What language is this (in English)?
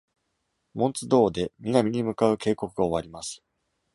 Japanese